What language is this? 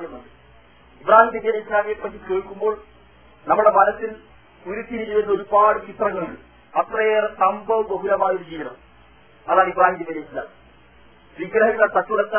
Malayalam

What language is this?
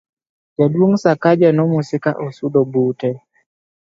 Luo (Kenya and Tanzania)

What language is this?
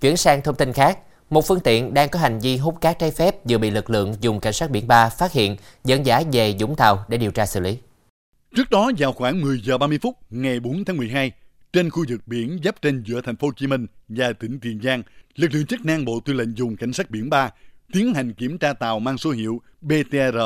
Vietnamese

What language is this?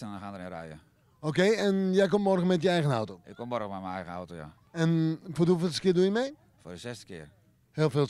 Dutch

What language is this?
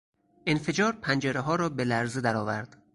Persian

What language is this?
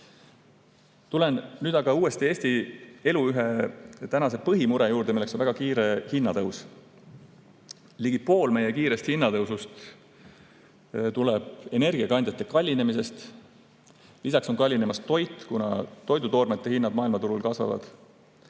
Estonian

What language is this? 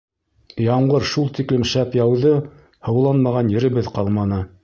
Bashkir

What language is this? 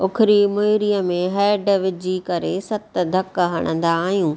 Sindhi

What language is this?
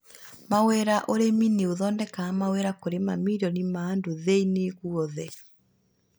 Kikuyu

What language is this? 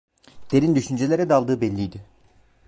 Turkish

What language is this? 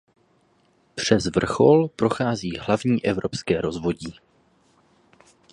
Czech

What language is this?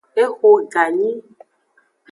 Aja (Benin)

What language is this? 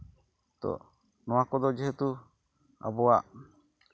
Santali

